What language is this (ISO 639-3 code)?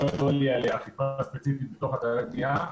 heb